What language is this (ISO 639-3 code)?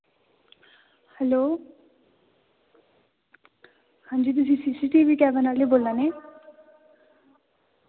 doi